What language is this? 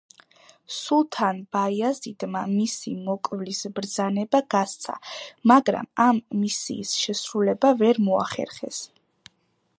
Georgian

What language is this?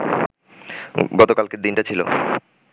Bangla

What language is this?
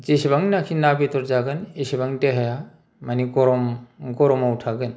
Bodo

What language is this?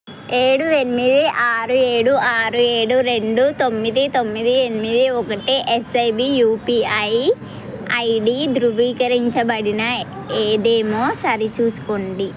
Telugu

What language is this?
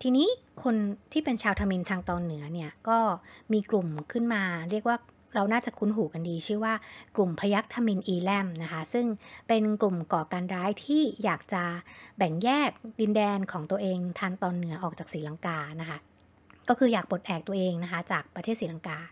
Thai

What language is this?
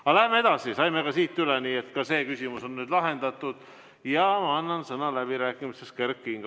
Estonian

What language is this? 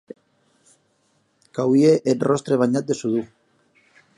Occitan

